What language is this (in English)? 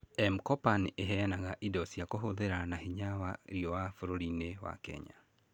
Kikuyu